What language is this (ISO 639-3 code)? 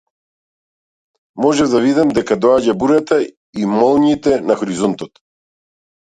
mkd